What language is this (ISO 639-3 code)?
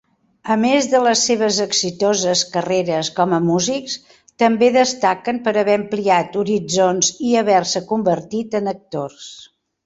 cat